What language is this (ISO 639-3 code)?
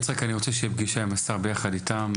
heb